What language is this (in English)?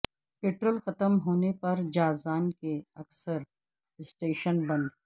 Urdu